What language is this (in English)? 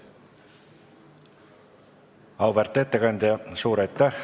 Estonian